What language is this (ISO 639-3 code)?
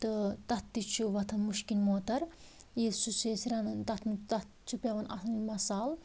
kas